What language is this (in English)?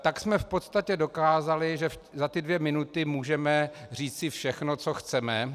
Czech